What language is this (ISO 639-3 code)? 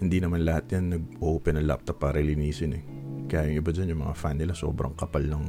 fil